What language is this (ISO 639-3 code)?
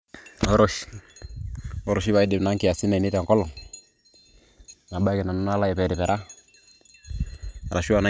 mas